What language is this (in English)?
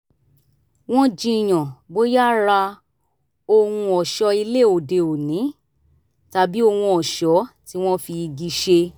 Yoruba